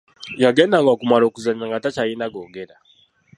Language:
Ganda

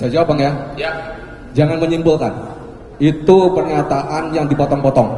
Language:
Indonesian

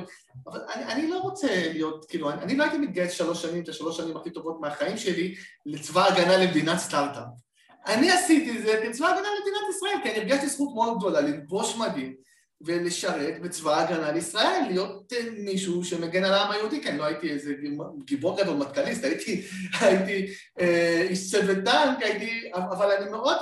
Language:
Hebrew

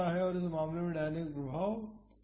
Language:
Hindi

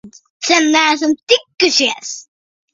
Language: Latvian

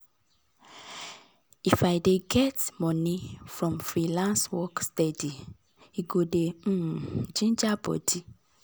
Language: Nigerian Pidgin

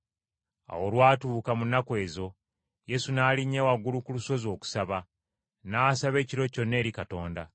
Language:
Ganda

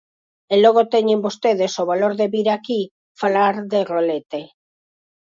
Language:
Galician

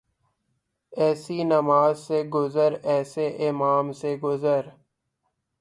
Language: Urdu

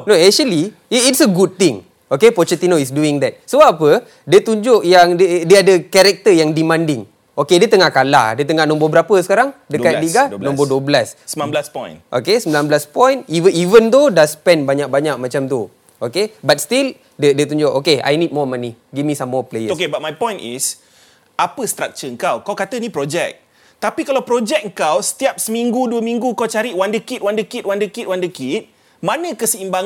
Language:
Malay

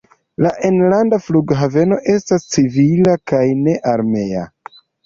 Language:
Esperanto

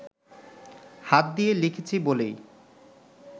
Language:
Bangla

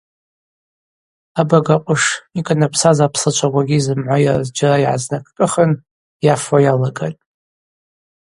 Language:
Abaza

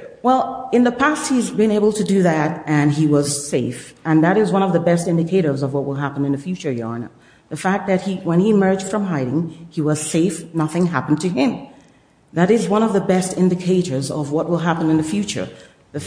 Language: English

